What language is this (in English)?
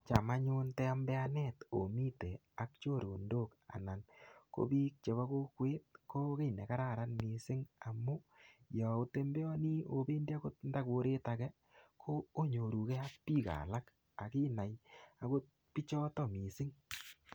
Kalenjin